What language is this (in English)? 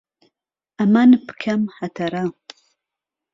Central Kurdish